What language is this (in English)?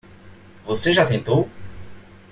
Portuguese